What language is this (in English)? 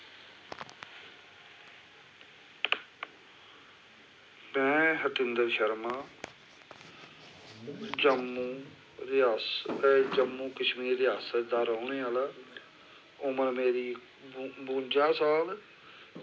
Dogri